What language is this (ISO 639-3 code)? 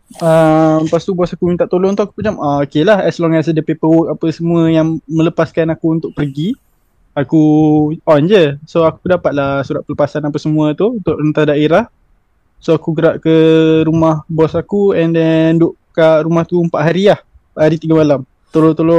msa